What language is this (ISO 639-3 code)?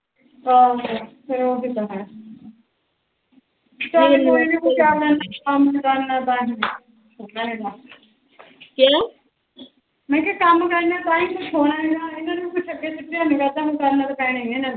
pan